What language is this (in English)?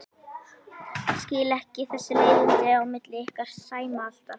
Icelandic